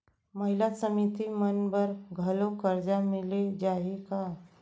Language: Chhattisgarhi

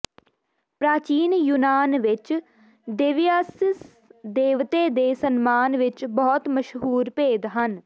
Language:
Punjabi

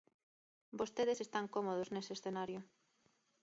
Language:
Galician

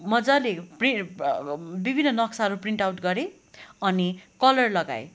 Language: Nepali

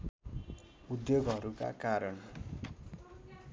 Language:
Nepali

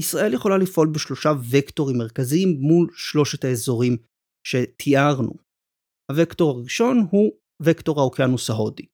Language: Hebrew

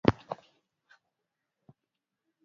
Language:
Swahili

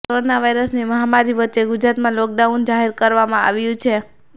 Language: Gujarati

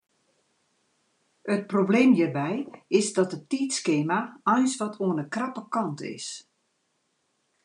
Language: Western Frisian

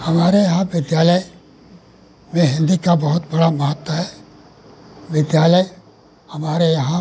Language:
Hindi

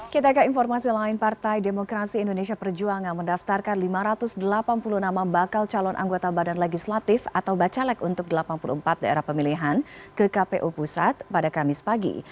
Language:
Indonesian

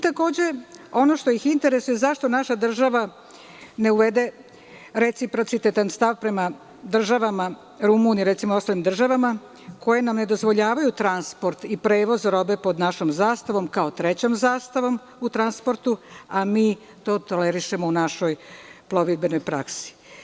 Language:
Serbian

